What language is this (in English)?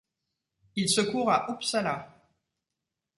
French